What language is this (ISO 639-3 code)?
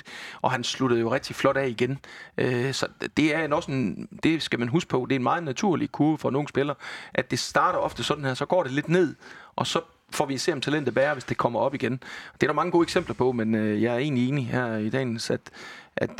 dan